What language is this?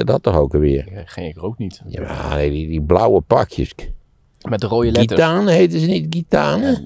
Dutch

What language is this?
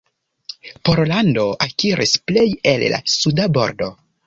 Esperanto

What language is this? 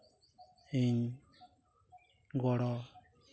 Santali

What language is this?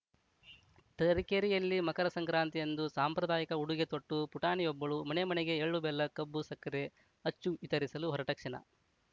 Kannada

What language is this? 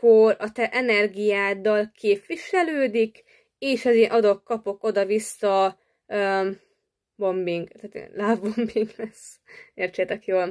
Hungarian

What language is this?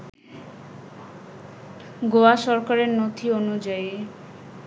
Bangla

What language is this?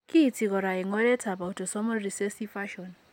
Kalenjin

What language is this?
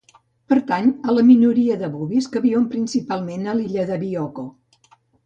Catalan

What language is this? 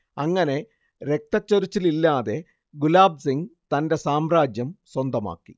Malayalam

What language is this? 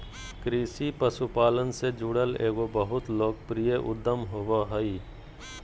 Magahi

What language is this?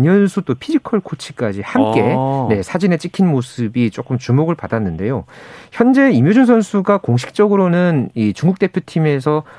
Korean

